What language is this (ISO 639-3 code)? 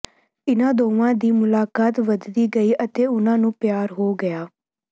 pan